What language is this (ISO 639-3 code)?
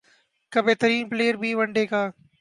urd